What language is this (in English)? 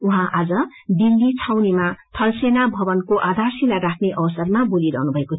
Nepali